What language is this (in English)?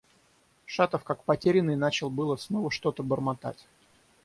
Russian